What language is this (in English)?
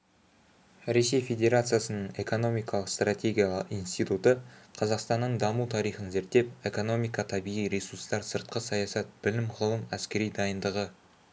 Kazakh